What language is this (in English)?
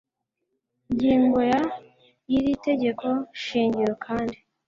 Kinyarwanda